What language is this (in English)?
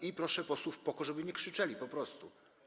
Polish